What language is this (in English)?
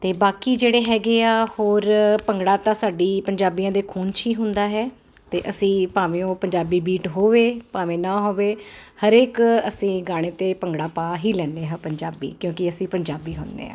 Punjabi